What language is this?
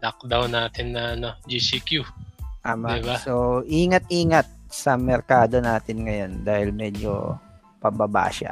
Filipino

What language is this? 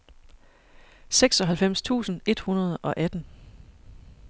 Danish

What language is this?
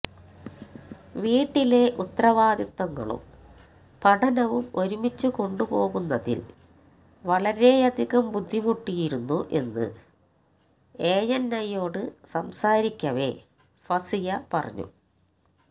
Malayalam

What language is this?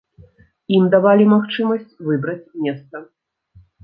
Belarusian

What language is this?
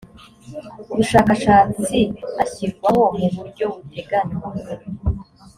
Kinyarwanda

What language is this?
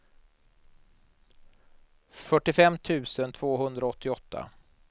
Swedish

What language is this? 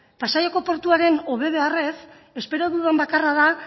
Basque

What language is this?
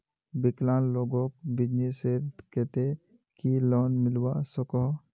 Magahi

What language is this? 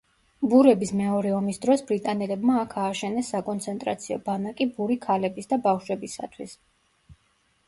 Georgian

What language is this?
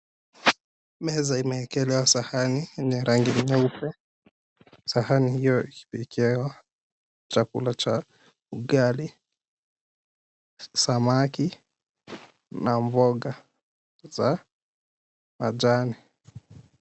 Swahili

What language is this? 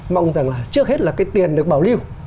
Vietnamese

